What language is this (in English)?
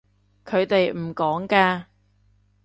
Cantonese